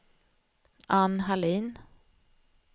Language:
Swedish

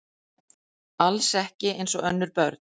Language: Icelandic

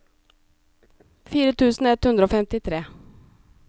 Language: Norwegian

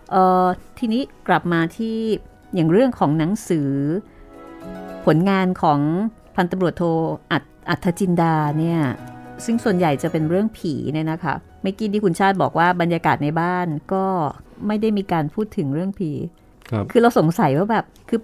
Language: Thai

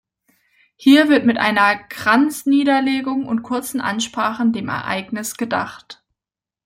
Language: German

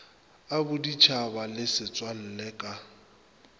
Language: Northern Sotho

